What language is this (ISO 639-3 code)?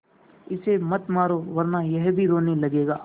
hin